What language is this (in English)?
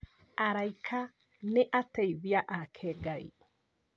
Kikuyu